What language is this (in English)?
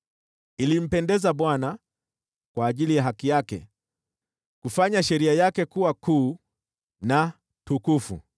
Swahili